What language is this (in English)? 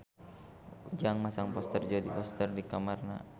Sundanese